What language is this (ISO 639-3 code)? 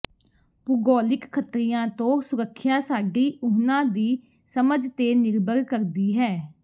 pan